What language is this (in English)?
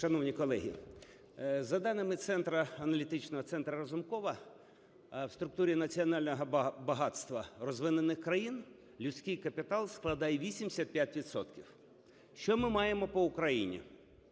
Ukrainian